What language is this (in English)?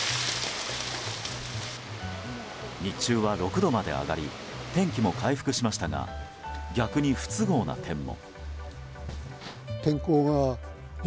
Japanese